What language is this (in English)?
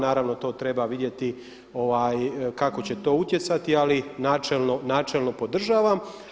Croatian